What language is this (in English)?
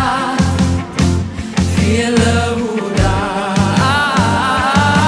Romanian